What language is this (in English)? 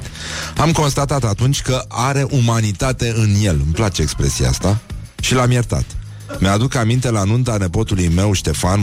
Romanian